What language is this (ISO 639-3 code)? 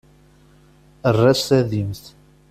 kab